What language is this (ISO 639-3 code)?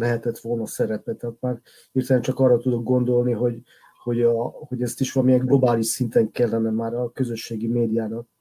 hun